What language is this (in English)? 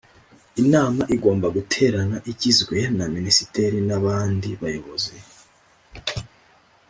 Kinyarwanda